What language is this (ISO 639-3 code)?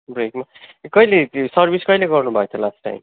nep